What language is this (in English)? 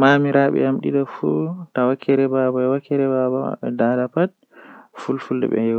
Western Niger Fulfulde